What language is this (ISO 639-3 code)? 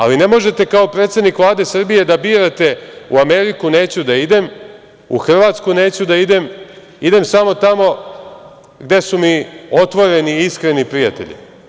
srp